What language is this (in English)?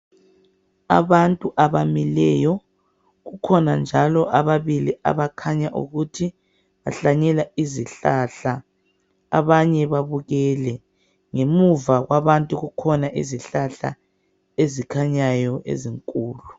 North Ndebele